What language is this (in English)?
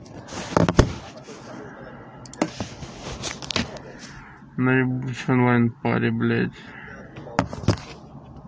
Russian